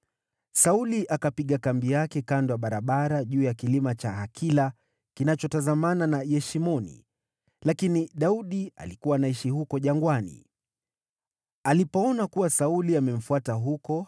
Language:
Swahili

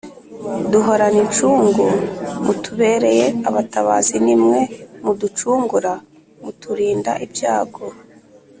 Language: Kinyarwanda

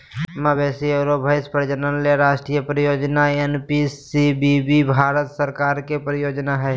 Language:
Magahi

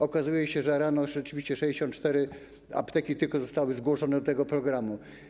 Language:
Polish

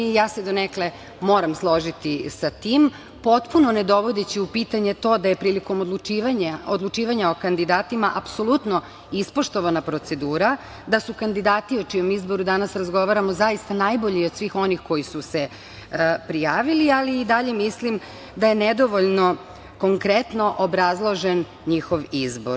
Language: Serbian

